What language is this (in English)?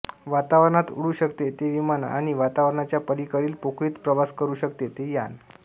Marathi